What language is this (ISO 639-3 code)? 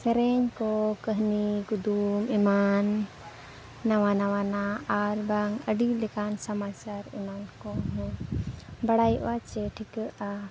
sat